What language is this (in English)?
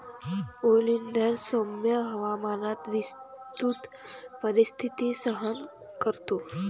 Marathi